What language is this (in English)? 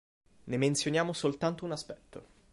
Italian